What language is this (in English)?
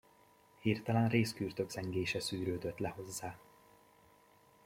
Hungarian